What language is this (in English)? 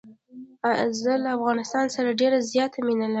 Pashto